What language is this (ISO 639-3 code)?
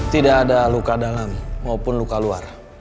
ind